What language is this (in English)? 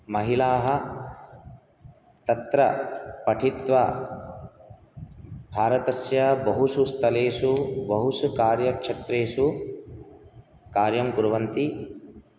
Sanskrit